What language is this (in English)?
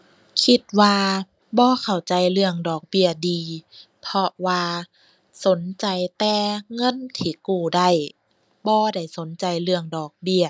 Thai